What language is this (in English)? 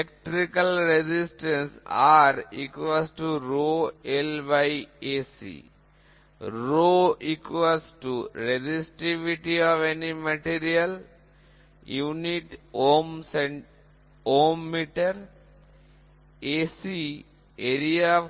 Bangla